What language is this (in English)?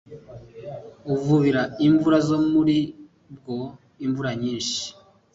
Kinyarwanda